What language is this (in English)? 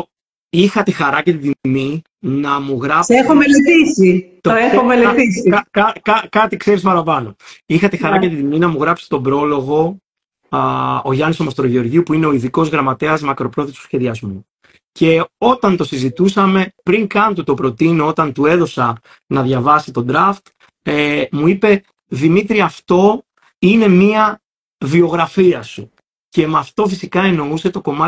Greek